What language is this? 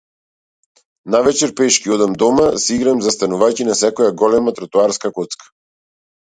Macedonian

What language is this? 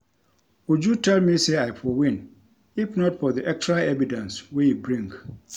Nigerian Pidgin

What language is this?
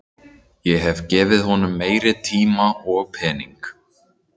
Icelandic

